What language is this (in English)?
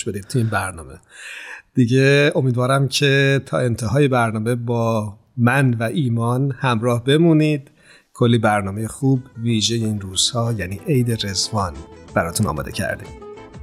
Persian